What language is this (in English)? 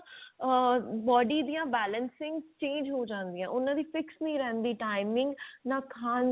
Punjabi